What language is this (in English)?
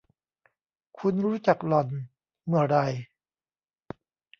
Thai